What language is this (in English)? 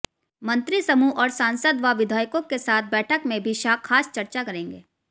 Hindi